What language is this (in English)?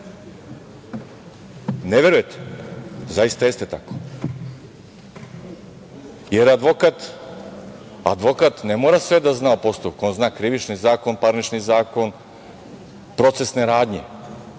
Serbian